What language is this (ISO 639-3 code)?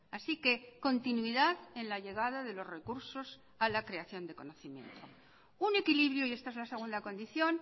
spa